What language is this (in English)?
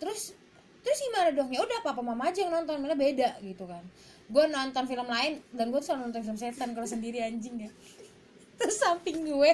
Indonesian